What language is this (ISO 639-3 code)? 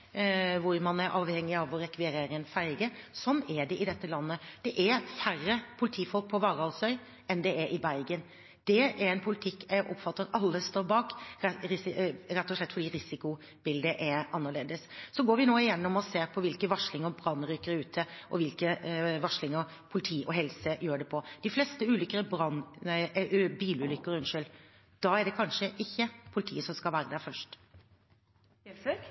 nor